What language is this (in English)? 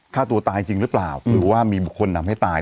Thai